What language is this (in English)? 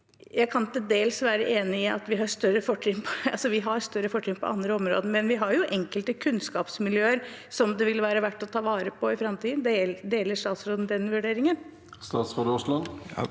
Norwegian